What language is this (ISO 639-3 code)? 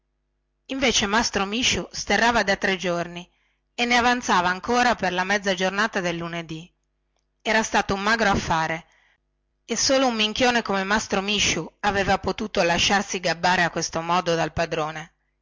ita